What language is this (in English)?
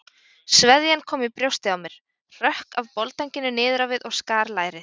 Icelandic